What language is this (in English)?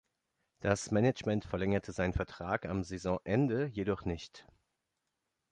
German